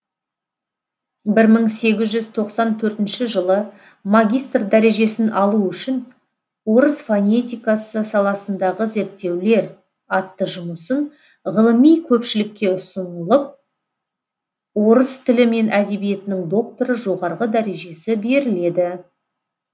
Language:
Kazakh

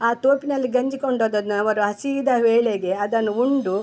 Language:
Kannada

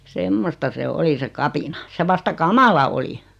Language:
Finnish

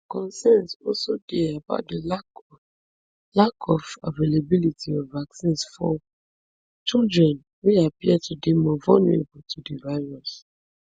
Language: Nigerian Pidgin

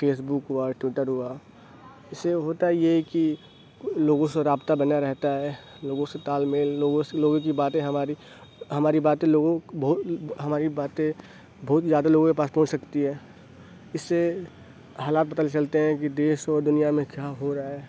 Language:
Urdu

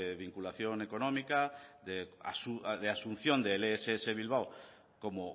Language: Spanish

